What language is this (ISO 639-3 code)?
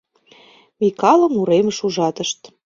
chm